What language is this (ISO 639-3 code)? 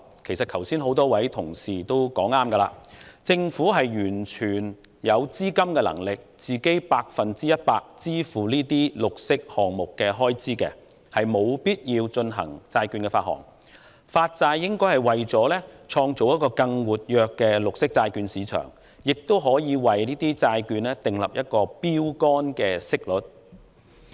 yue